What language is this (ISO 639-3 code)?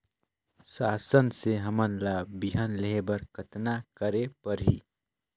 hne